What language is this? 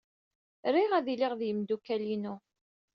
Kabyle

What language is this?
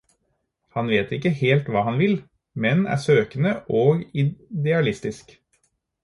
Norwegian Bokmål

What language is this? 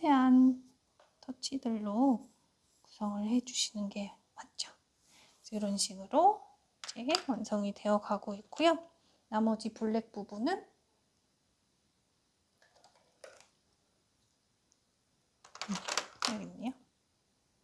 Korean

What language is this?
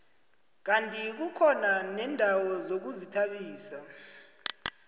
South Ndebele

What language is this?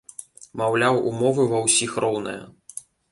Belarusian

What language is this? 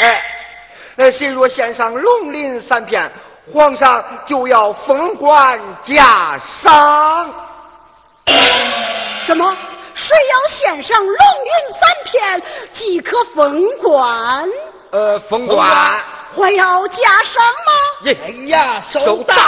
Chinese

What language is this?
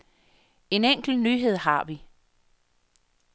Danish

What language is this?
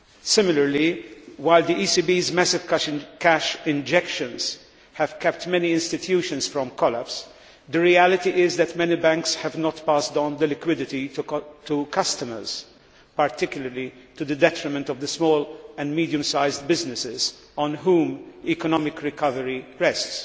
English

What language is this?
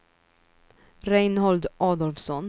Swedish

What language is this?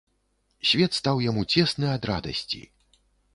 Belarusian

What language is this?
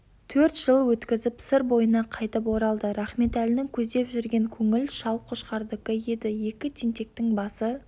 Kazakh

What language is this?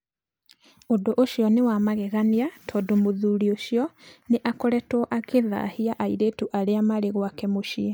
Kikuyu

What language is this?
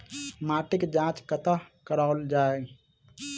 Maithili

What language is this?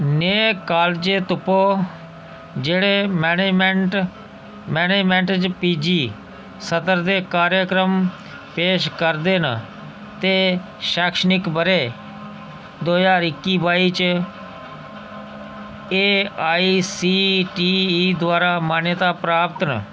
Dogri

